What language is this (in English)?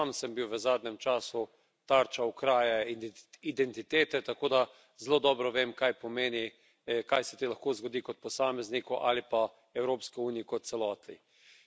Slovenian